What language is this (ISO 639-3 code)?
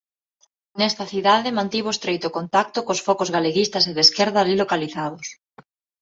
glg